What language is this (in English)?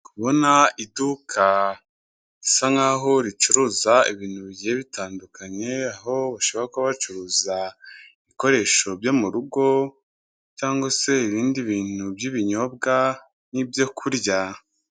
Kinyarwanda